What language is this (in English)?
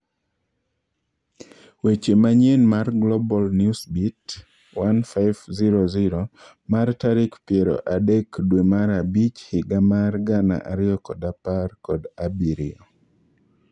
Luo (Kenya and Tanzania)